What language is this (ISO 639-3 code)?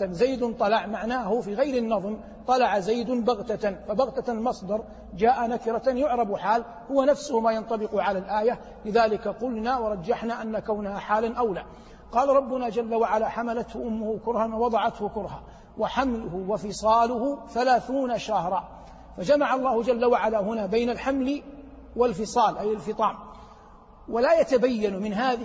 ara